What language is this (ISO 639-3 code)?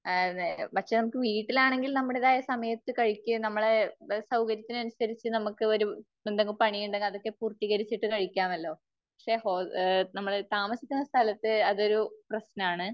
mal